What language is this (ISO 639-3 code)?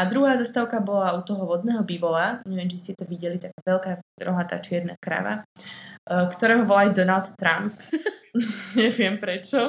slk